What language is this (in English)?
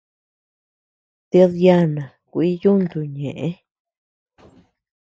Tepeuxila Cuicatec